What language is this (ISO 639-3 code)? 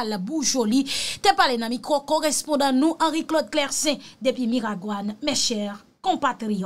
fra